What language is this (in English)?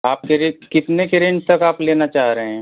Hindi